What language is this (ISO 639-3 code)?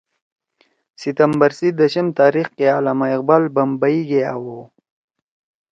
trw